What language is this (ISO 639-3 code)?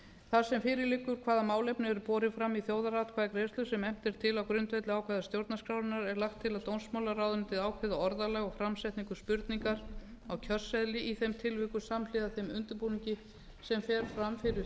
isl